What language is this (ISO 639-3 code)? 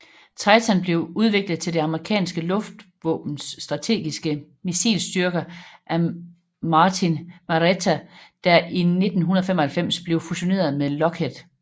dan